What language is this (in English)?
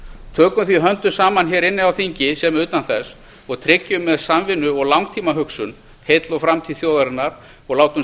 Icelandic